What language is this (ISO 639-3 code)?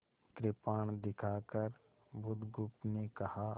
hin